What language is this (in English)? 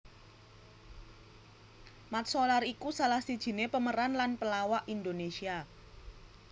Javanese